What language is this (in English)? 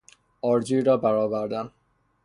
Persian